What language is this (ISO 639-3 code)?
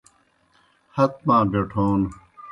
plk